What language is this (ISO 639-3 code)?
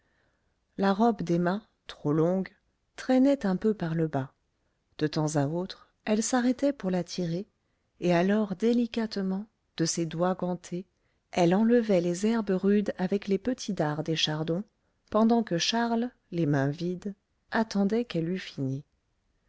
fra